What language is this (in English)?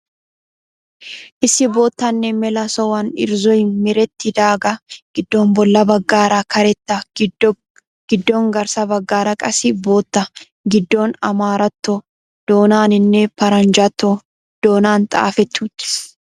Wolaytta